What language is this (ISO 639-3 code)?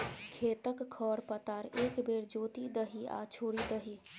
mai